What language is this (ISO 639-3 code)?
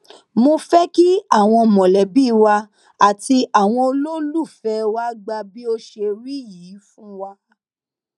yor